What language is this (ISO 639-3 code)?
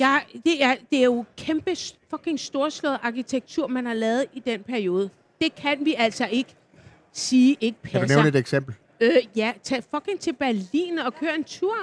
dan